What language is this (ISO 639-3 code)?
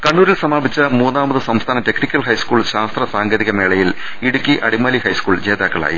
mal